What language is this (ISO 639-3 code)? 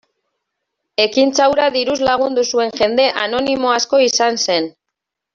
eus